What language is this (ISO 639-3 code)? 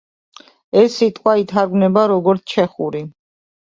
kat